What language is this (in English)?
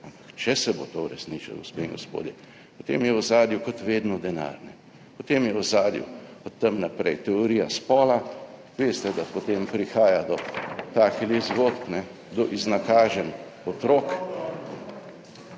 Slovenian